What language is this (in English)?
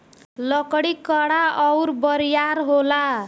Bhojpuri